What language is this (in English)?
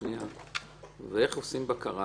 Hebrew